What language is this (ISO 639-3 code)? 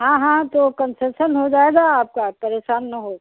hin